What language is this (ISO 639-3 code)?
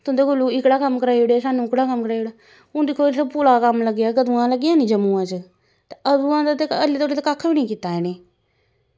doi